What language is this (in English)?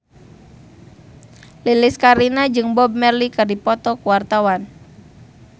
Sundanese